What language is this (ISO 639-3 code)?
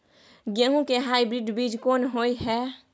mai